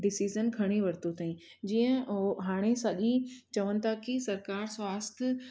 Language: Sindhi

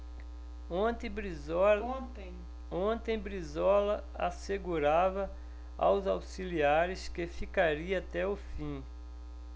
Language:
Portuguese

